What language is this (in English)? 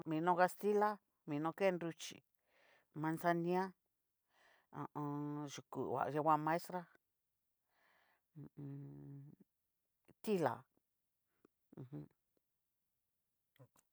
Cacaloxtepec Mixtec